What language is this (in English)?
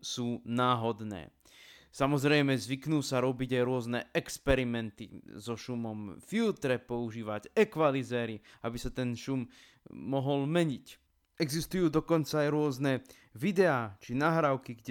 Slovak